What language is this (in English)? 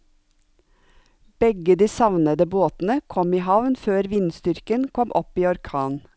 Norwegian